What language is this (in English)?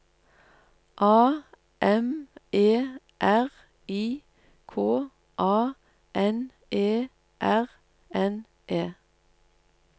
Norwegian